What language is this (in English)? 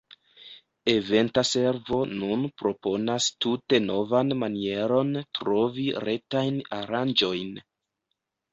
Esperanto